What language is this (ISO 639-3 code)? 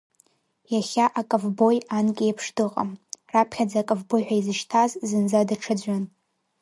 abk